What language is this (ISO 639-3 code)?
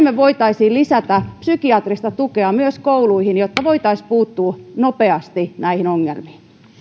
fin